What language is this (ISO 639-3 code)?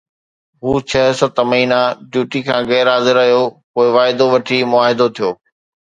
snd